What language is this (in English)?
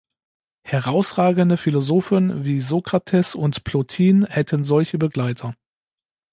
German